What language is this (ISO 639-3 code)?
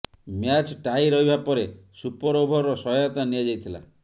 ori